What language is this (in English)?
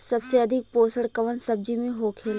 Bhojpuri